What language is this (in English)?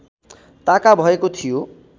Nepali